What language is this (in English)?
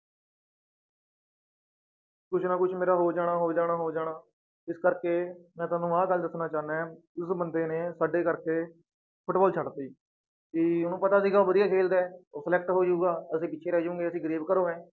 Punjabi